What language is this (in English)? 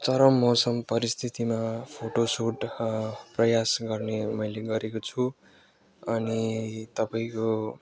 Nepali